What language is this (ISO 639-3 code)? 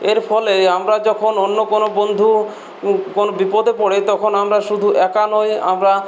ben